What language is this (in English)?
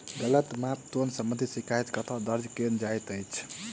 Maithili